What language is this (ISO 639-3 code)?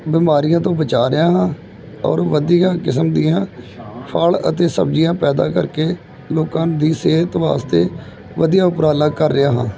pan